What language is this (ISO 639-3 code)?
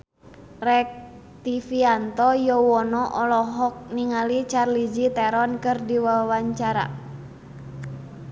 sun